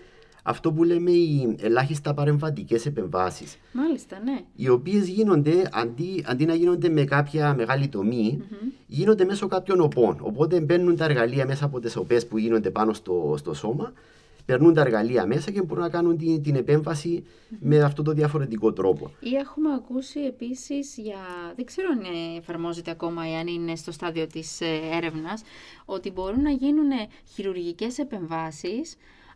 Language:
Greek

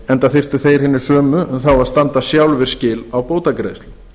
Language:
Icelandic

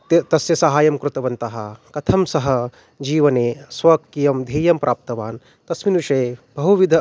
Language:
Sanskrit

